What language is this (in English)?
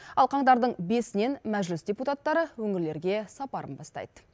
Kazakh